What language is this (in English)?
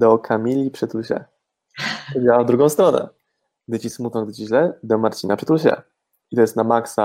Polish